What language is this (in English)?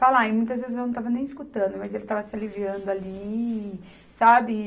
Portuguese